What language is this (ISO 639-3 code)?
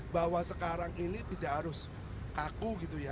ind